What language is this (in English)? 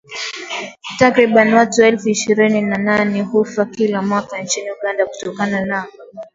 Swahili